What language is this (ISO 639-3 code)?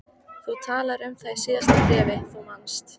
isl